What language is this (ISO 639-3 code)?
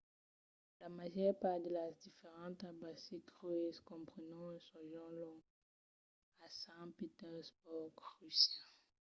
oci